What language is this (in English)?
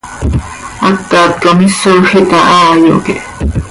Seri